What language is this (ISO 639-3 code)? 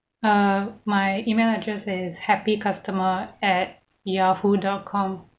eng